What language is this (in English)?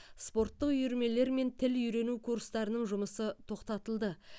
Kazakh